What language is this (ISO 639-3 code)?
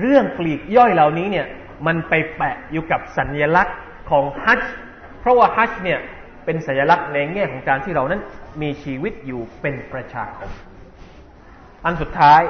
tha